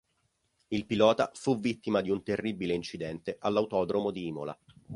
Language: Italian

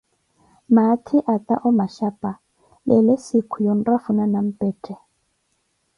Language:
Koti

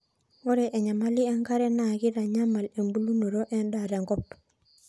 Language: Masai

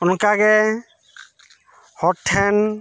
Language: Santali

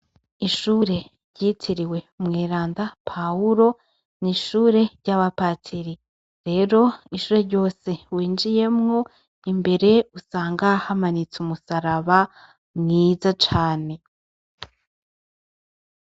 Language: Rundi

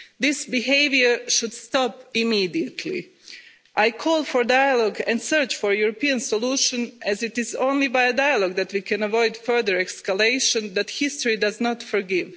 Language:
English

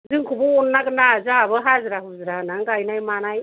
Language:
Bodo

